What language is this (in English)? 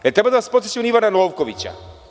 Serbian